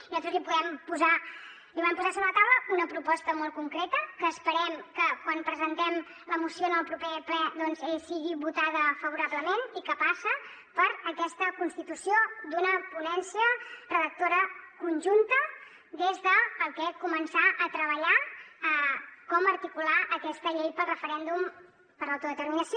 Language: Catalan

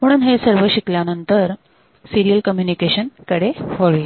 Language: Marathi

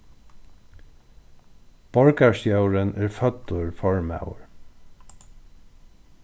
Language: Faroese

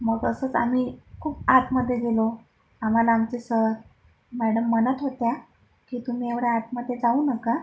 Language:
Marathi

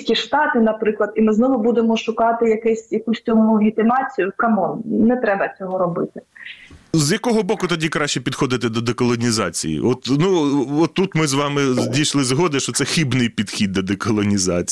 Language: Ukrainian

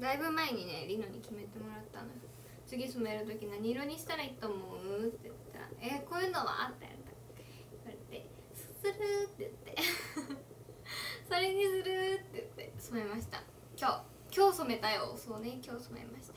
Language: Japanese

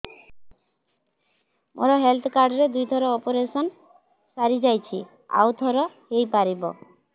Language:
Odia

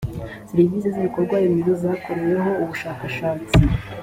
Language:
Kinyarwanda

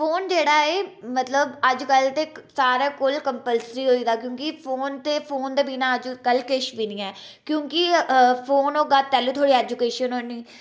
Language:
Dogri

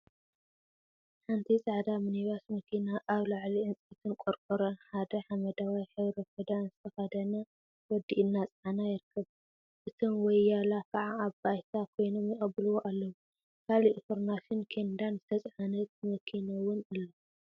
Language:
Tigrinya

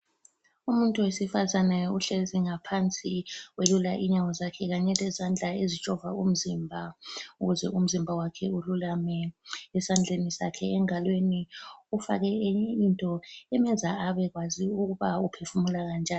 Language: North Ndebele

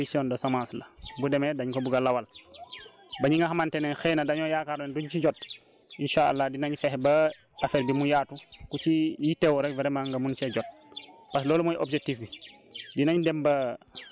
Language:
Wolof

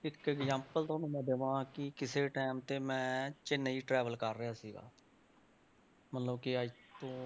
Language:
Punjabi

